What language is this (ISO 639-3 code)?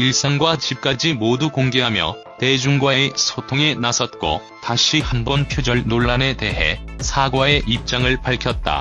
kor